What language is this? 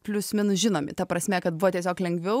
Lithuanian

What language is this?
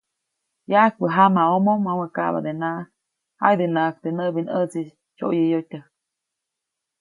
Copainalá Zoque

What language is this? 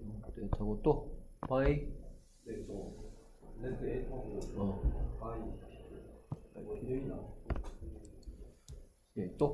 Korean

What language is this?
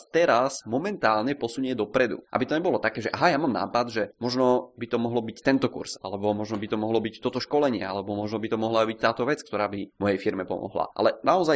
Czech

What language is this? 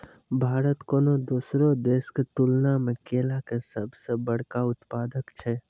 Maithili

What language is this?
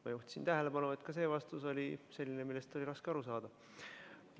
Estonian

